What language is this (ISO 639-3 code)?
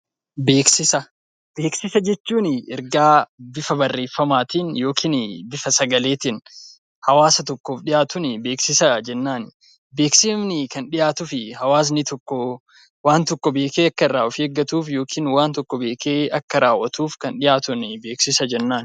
orm